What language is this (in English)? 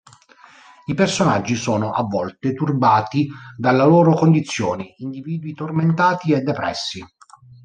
Italian